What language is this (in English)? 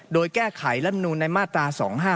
Thai